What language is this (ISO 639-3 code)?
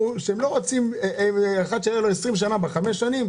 heb